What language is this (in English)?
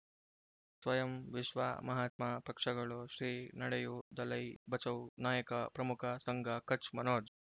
Kannada